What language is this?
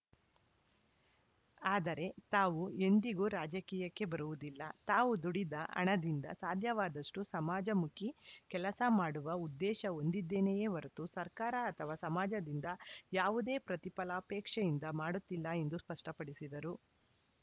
Kannada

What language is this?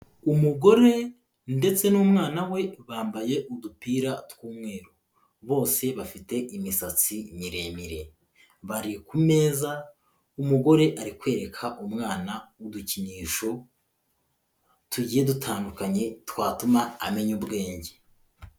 Kinyarwanda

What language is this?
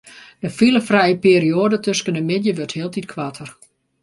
Western Frisian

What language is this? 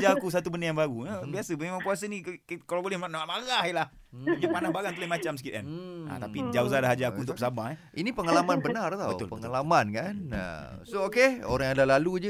Malay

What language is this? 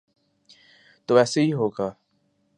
Urdu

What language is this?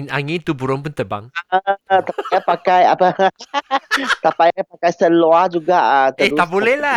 Malay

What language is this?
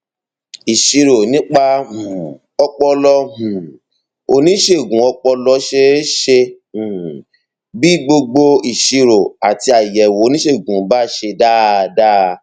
Yoruba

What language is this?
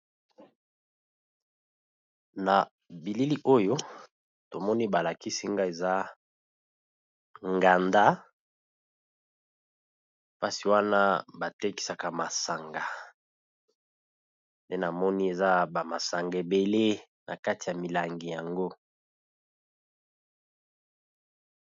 Lingala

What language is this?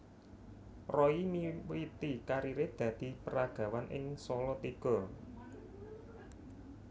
Javanese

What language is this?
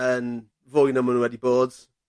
Welsh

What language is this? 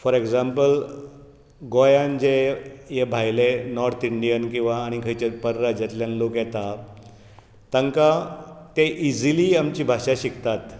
Konkani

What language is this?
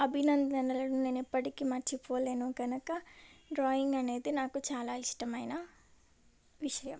Telugu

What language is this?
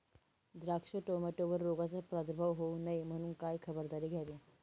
Marathi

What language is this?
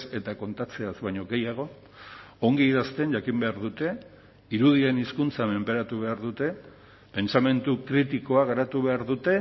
Basque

